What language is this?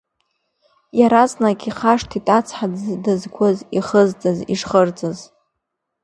Abkhazian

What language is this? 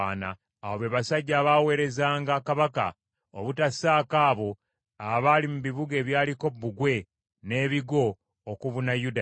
Ganda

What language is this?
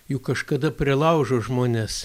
Lithuanian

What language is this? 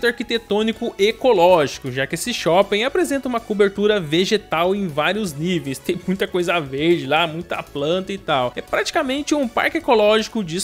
Portuguese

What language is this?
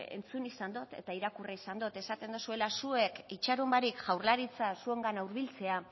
Basque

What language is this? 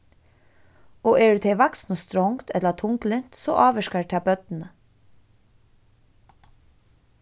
Faroese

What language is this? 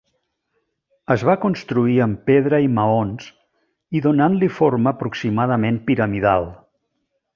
Catalan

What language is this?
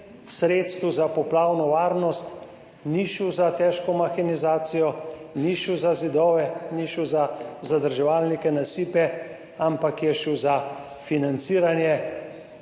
Slovenian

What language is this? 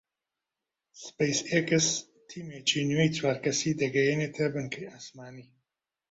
Central Kurdish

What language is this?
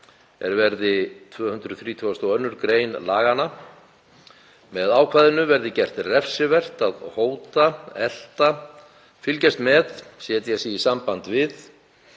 Icelandic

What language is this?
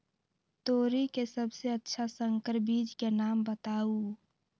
Magahi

